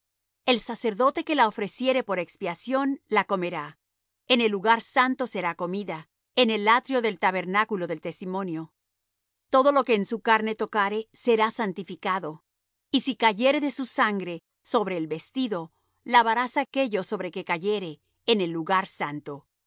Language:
Spanish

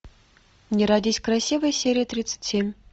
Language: Russian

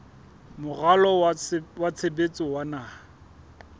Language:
Southern Sotho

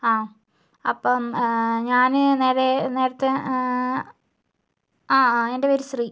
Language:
Malayalam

